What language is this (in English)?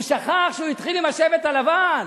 Hebrew